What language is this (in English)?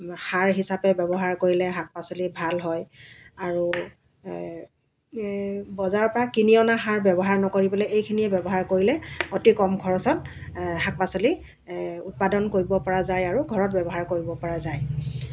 Assamese